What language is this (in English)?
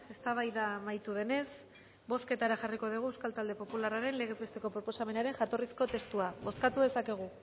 Basque